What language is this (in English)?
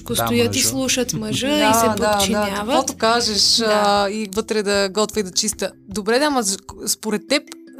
Bulgarian